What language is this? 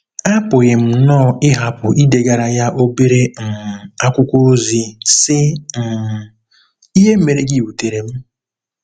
Igbo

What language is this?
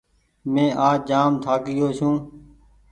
Goaria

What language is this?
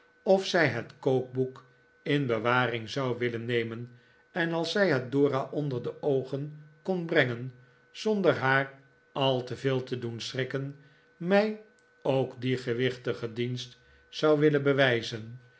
Dutch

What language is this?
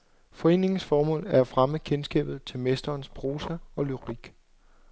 Danish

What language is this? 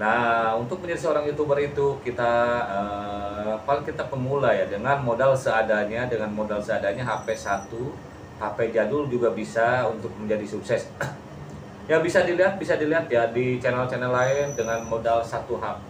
Indonesian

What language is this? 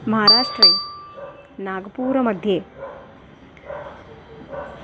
Sanskrit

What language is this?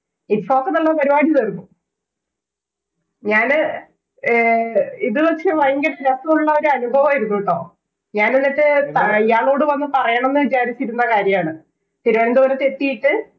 Malayalam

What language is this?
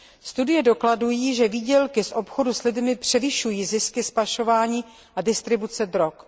Czech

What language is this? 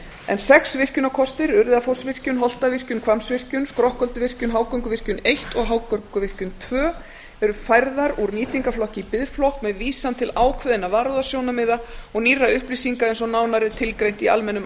Icelandic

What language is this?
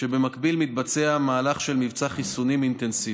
Hebrew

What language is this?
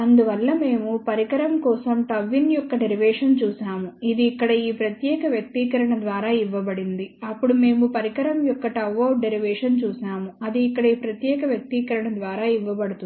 Telugu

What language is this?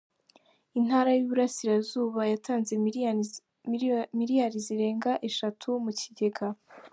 Kinyarwanda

